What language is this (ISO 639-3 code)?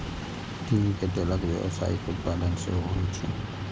mai